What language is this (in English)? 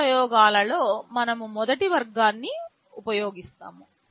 Telugu